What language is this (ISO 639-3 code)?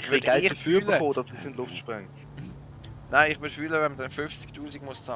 deu